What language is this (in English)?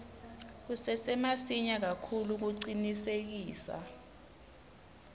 Swati